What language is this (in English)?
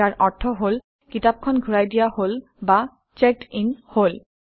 Assamese